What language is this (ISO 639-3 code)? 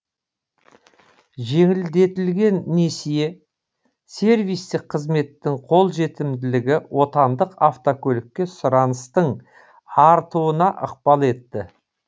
kaz